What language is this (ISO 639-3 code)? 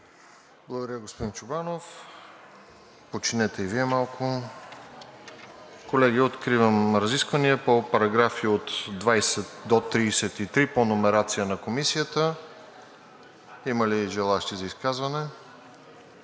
bul